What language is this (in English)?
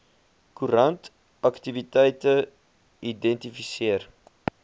Afrikaans